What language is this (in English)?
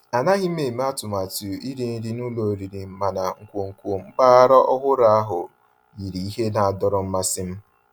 Igbo